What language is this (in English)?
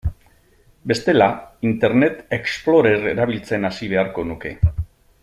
Basque